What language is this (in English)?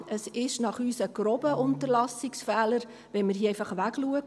Swiss German